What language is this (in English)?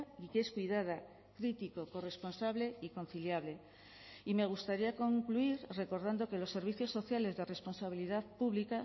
Spanish